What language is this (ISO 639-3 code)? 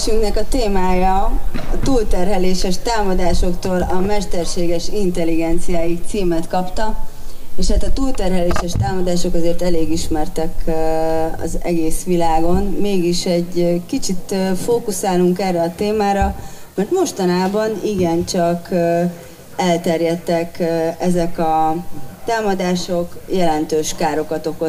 hun